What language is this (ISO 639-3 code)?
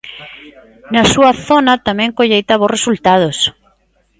glg